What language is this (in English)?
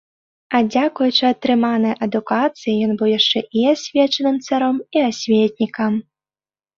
Belarusian